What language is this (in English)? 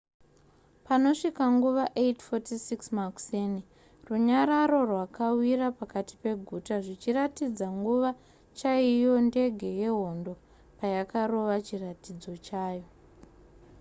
Shona